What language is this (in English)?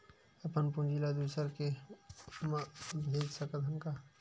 Chhattisgarhi